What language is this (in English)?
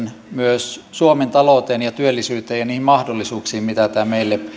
Finnish